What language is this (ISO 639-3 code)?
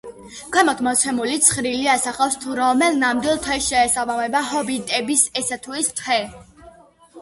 kat